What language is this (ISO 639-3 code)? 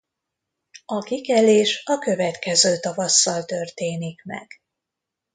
hun